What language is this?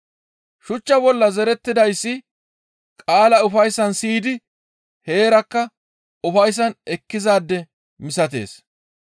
Gamo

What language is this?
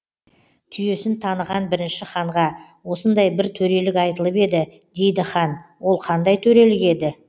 Kazakh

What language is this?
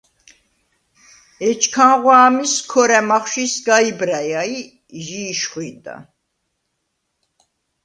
Svan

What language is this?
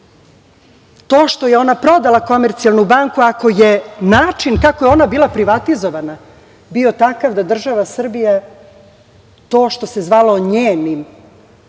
Serbian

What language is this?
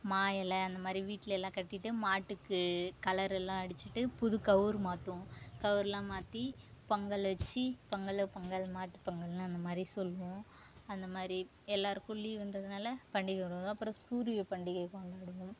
Tamil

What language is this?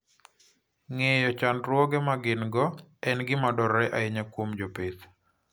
Luo (Kenya and Tanzania)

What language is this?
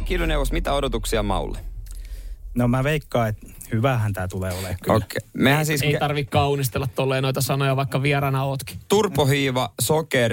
Finnish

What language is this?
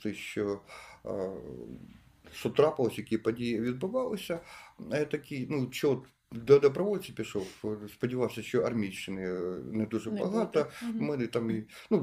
Ukrainian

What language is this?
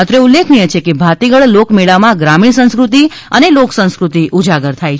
Gujarati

